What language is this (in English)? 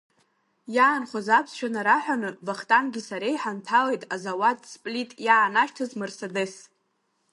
Abkhazian